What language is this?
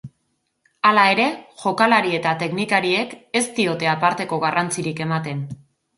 Basque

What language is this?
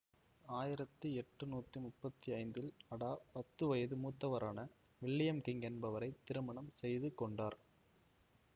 Tamil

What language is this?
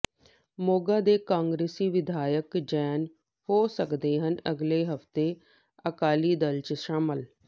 Punjabi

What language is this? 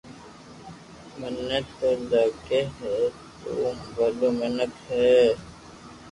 Loarki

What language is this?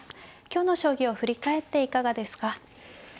Japanese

